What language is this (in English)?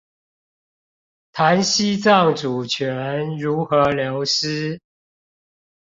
Chinese